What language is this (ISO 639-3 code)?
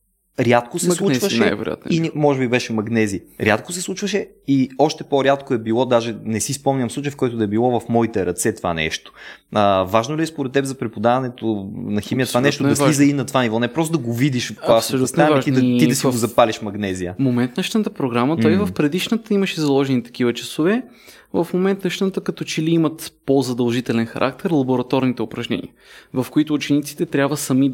bul